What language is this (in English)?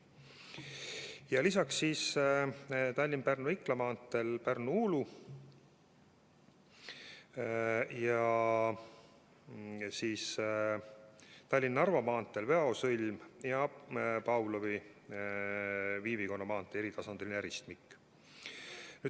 Estonian